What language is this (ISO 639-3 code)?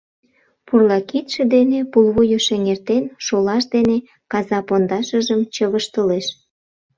chm